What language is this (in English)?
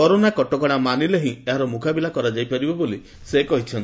Odia